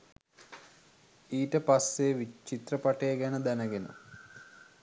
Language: Sinhala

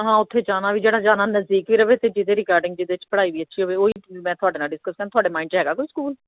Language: Punjabi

